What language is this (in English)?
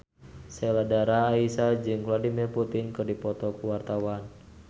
Sundanese